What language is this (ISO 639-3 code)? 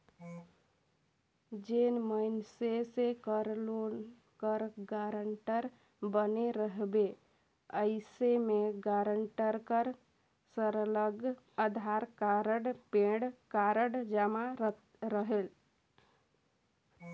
hne